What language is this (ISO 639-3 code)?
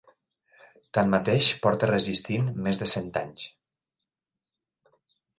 cat